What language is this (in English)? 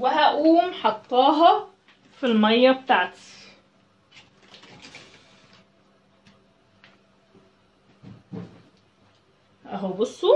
Arabic